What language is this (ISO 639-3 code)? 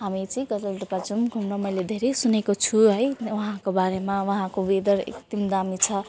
nep